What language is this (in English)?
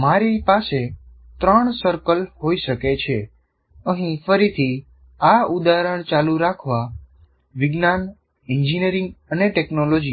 Gujarati